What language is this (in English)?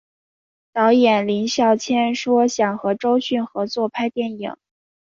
Chinese